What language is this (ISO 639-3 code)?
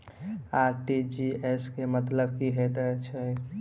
mai